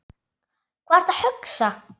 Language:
Icelandic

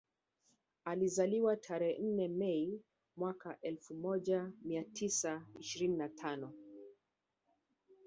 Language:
Swahili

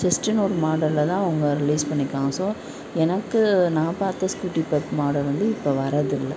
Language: Tamil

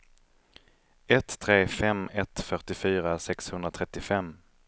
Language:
Swedish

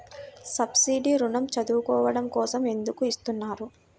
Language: Telugu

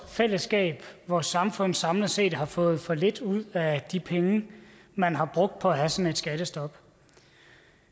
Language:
Danish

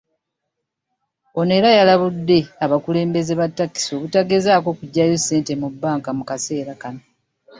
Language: Ganda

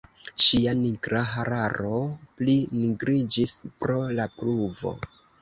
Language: Esperanto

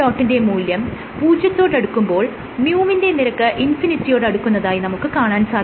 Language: Malayalam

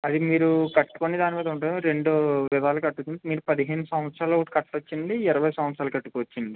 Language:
Telugu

